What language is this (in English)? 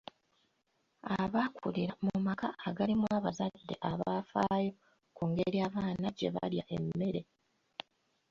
Ganda